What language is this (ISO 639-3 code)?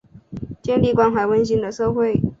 zho